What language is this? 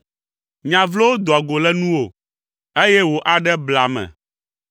Ewe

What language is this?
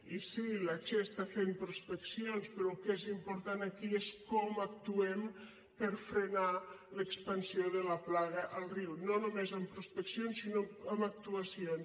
Catalan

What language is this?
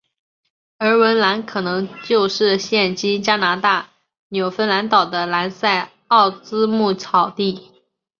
Chinese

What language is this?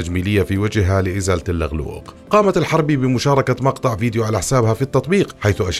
Arabic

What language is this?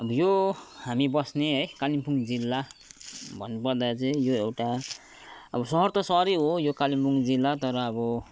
Nepali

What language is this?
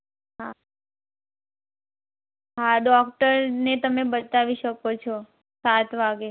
Gujarati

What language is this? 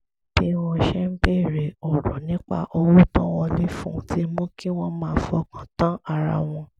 Yoruba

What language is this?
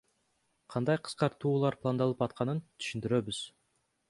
Kyrgyz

